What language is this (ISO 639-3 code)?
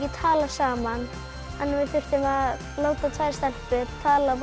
isl